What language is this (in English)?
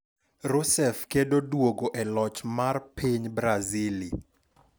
Luo (Kenya and Tanzania)